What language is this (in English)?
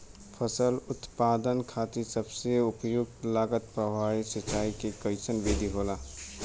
Bhojpuri